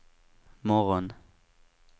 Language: Swedish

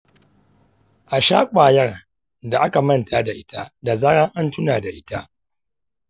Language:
Hausa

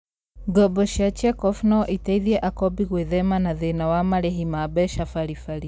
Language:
Kikuyu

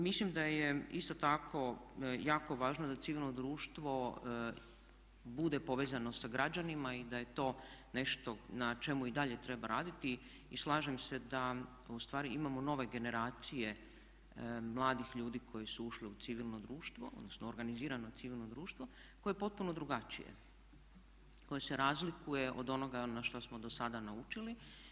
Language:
Croatian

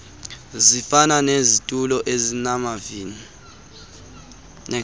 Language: Xhosa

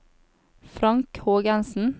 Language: Norwegian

